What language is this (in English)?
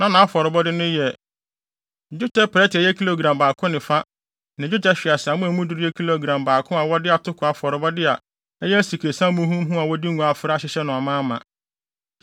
Akan